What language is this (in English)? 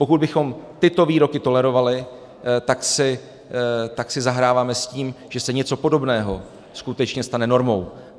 Czech